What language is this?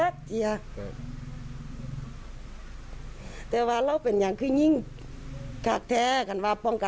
Thai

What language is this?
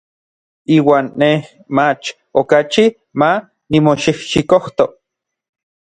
Orizaba Nahuatl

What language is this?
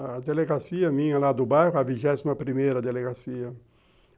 Portuguese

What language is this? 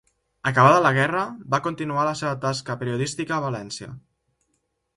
Catalan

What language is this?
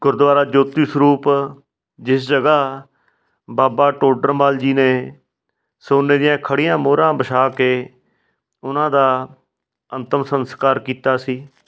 Punjabi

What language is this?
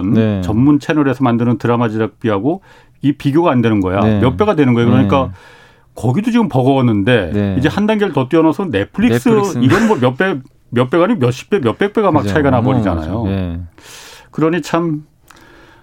Korean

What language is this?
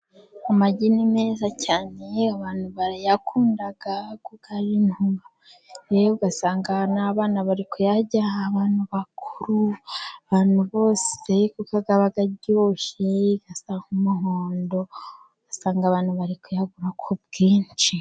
Kinyarwanda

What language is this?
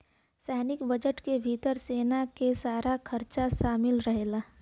Bhojpuri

